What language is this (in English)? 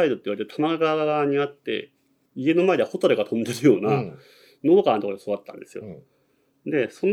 Japanese